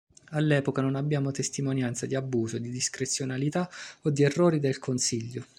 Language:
Italian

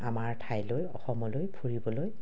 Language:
Assamese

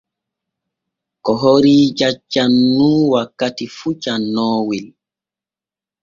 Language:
Borgu Fulfulde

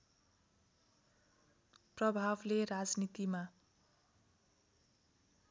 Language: Nepali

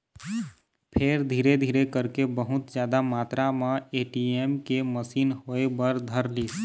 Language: Chhattisgarhi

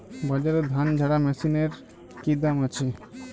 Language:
Bangla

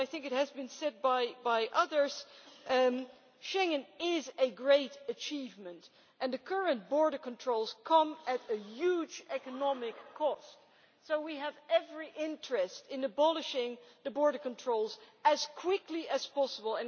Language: English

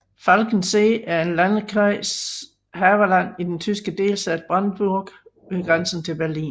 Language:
Danish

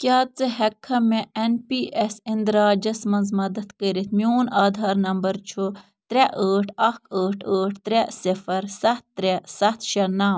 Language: Kashmiri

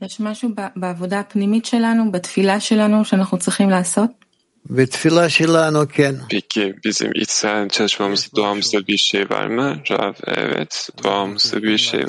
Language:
Turkish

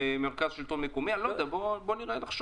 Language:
Hebrew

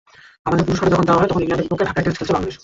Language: Bangla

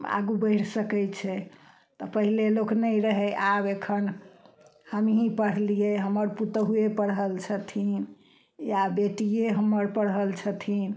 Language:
Maithili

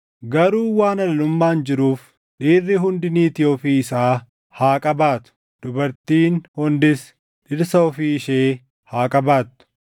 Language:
Oromo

